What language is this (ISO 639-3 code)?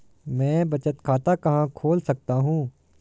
hin